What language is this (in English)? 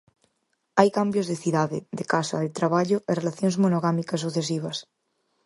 Galician